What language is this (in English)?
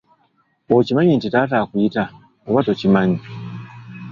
Ganda